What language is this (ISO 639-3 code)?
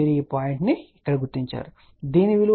tel